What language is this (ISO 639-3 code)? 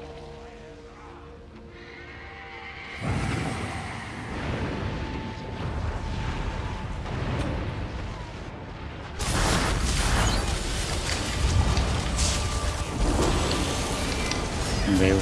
kor